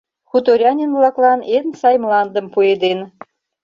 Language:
Mari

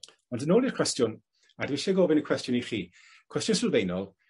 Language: Welsh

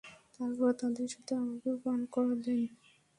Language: Bangla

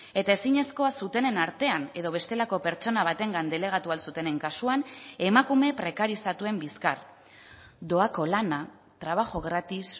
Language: Basque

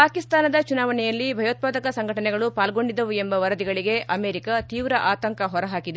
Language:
Kannada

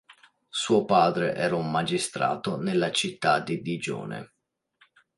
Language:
Italian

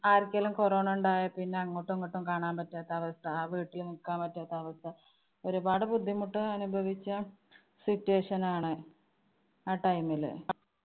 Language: Malayalam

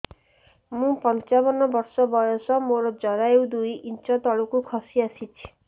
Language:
Odia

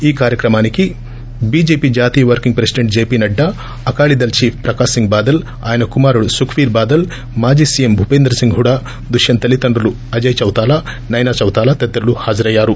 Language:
Telugu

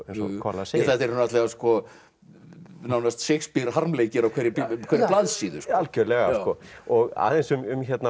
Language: Icelandic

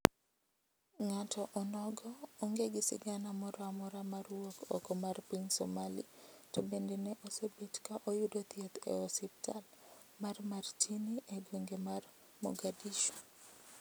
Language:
Luo (Kenya and Tanzania)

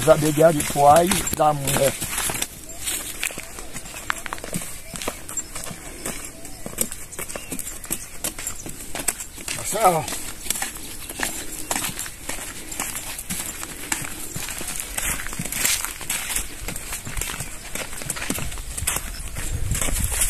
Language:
Portuguese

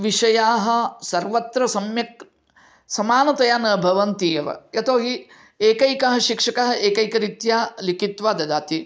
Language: Sanskrit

